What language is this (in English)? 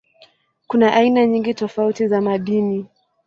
Swahili